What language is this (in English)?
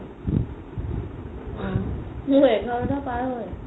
Assamese